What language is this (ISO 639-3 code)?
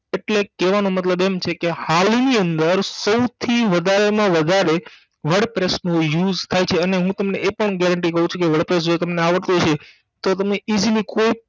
guj